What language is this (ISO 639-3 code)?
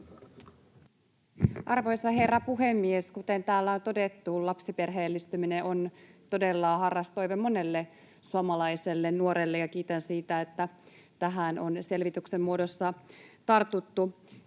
fin